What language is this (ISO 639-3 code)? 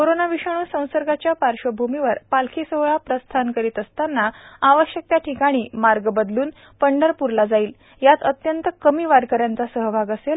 mar